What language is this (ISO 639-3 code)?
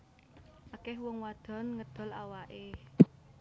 jav